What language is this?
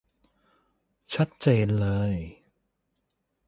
Thai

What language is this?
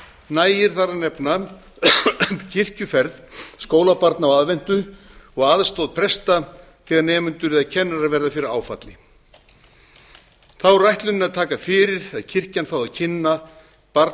Icelandic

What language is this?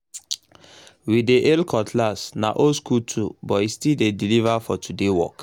Nigerian Pidgin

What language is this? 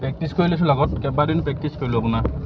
Assamese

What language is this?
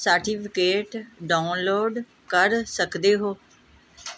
Punjabi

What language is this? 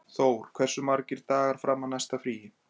Icelandic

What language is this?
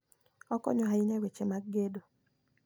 Luo (Kenya and Tanzania)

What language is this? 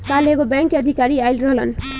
Bhojpuri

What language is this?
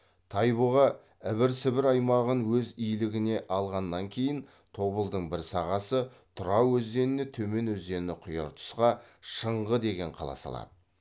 Kazakh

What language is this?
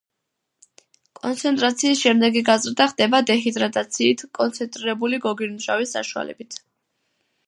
Georgian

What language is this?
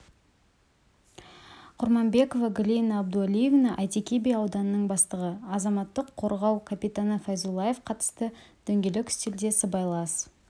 Kazakh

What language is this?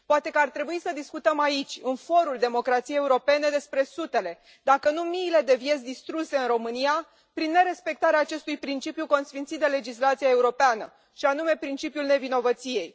Romanian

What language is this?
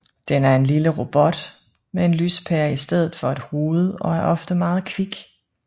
Danish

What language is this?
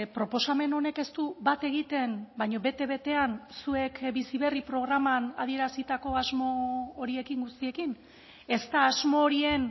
Basque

